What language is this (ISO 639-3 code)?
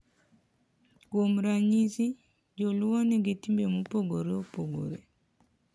luo